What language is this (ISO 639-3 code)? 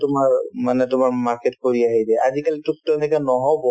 asm